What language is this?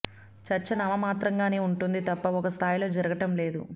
Telugu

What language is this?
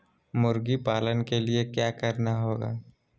Magahi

